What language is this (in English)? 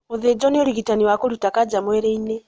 Kikuyu